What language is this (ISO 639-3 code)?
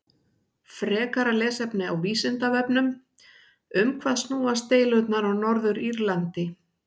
isl